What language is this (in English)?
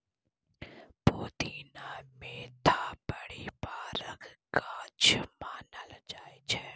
Maithili